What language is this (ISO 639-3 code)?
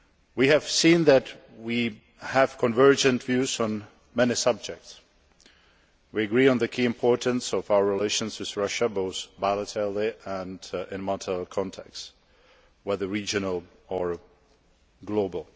eng